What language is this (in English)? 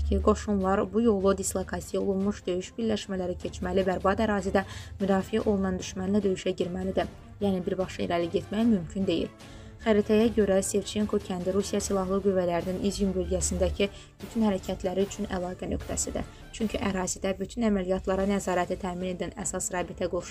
Turkish